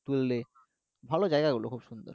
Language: Bangla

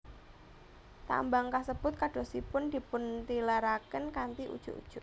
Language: Javanese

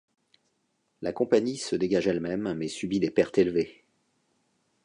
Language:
French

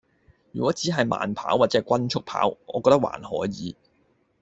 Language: Cantonese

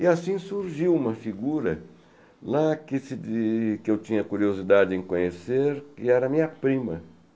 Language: Portuguese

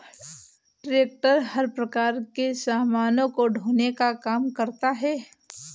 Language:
Hindi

